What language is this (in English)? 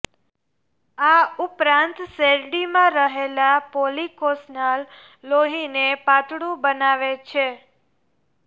Gujarati